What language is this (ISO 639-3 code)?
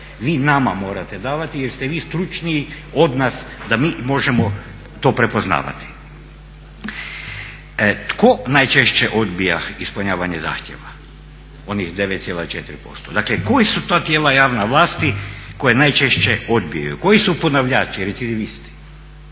hrv